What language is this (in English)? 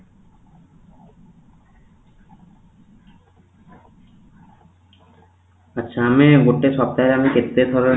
Odia